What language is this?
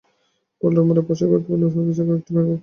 Bangla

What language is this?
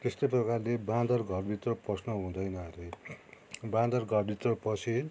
Nepali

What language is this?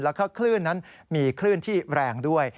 Thai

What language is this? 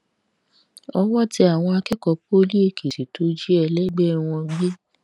Yoruba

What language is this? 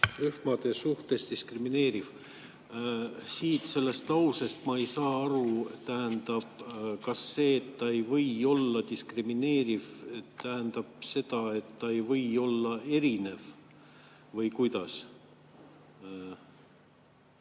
Estonian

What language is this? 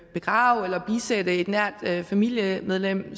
Danish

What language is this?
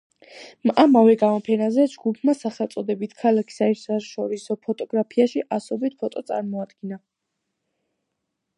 Georgian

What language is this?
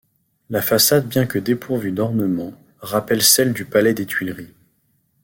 French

